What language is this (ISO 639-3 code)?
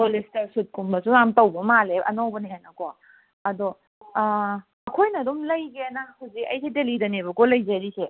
mni